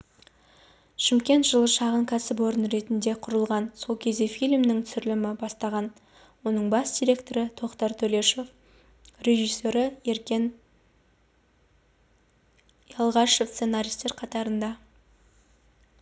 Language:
Kazakh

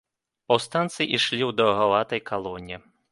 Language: Belarusian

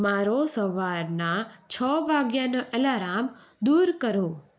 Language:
Gujarati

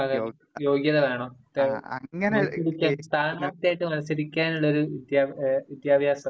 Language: Malayalam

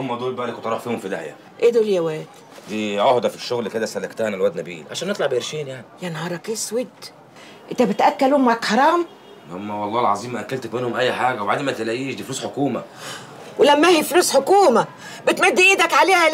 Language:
Arabic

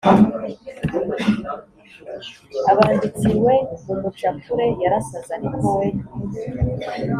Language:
Kinyarwanda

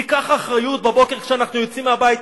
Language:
Hebrew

